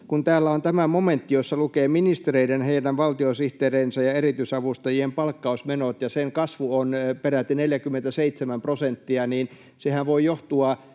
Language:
Finnish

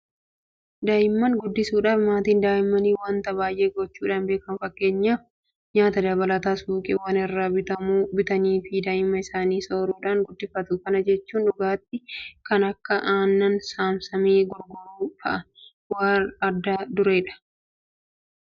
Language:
Oromo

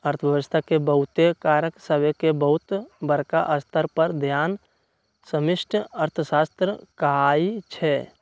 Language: Magahi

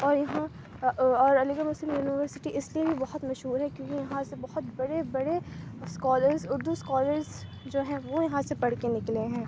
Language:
Urdu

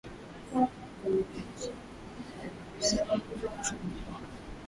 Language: Swahili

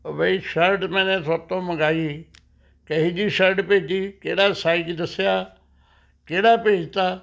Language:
Punjabi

